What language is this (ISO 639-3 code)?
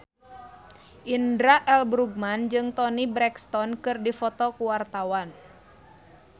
sun